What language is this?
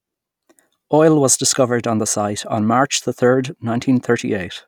English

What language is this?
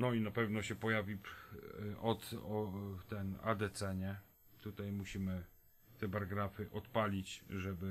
Polish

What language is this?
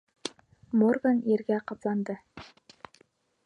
Bashkir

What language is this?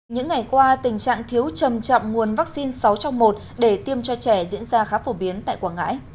Vietnamese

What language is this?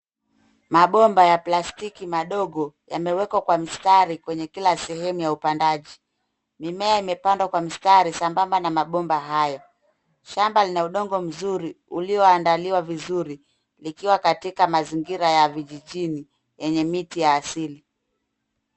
Swahili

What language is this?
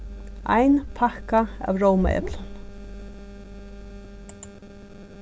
Faroese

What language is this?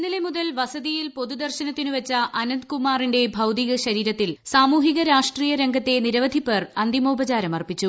Malayalam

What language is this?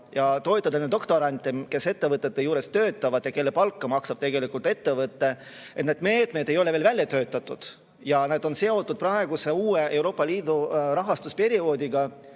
Estonian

